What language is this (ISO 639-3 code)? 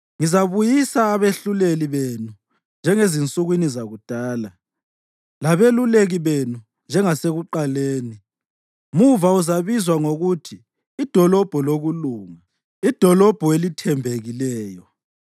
nde